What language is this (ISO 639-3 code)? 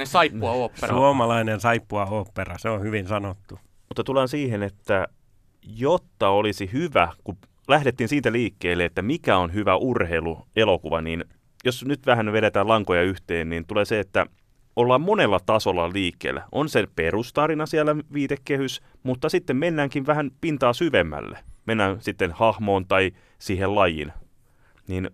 fin